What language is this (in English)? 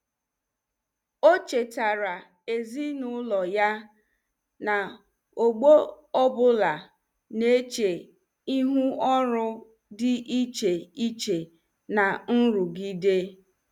Igbo